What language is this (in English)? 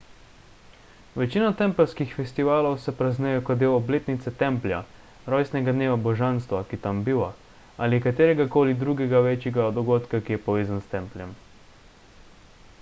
Slovenian